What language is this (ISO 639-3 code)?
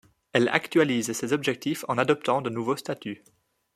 fra